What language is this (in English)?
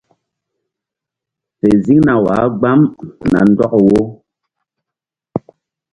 Mbum